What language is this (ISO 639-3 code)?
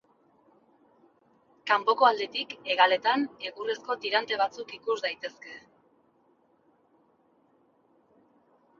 eus